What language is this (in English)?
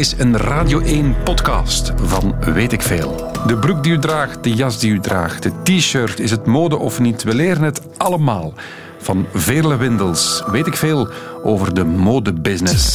Dutch